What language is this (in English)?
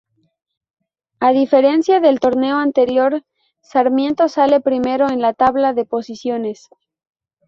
Spanish